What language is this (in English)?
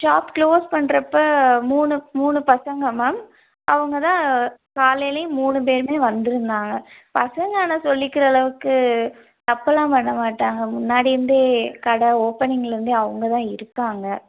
Tamil